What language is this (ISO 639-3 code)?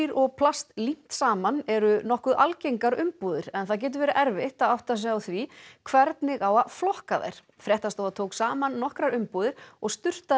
isl